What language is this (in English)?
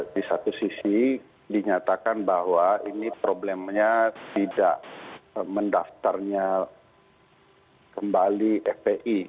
Indonesian